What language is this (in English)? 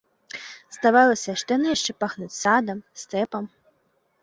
Belarusian